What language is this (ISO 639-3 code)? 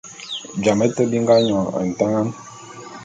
bum